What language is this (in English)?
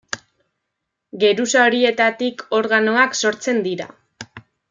Basque